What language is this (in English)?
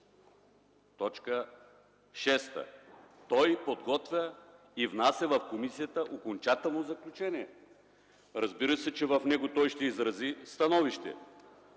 Bulgarian